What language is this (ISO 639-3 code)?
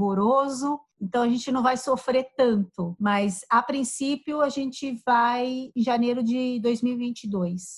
por